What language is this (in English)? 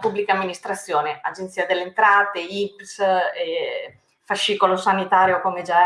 Italian